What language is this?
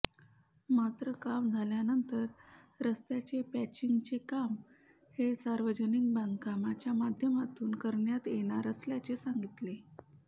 Marathi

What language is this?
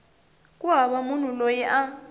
Tsonga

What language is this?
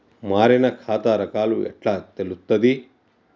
Telugu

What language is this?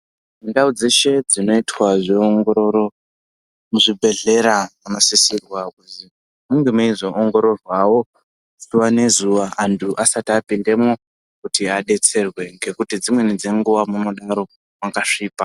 Ndau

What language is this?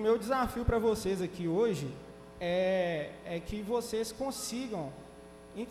Portuguese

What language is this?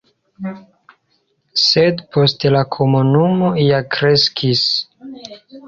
Esperanto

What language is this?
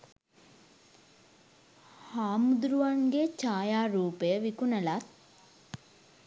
Sinhala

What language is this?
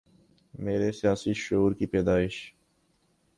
Urdu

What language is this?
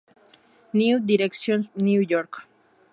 Spanish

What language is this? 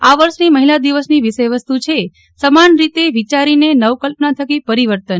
Gujarati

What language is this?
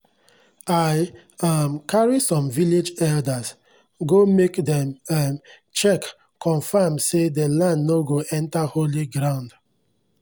Nigerian Pidgin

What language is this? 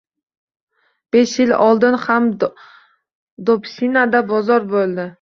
Uzbek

